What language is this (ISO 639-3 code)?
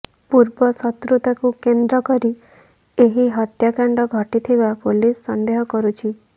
ori